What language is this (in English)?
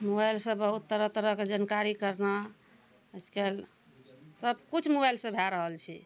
Maithili